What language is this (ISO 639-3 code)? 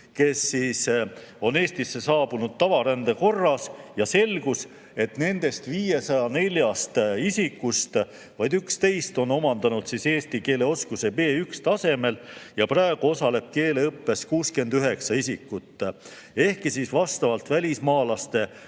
est